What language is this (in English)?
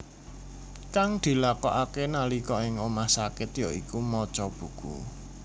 Javanese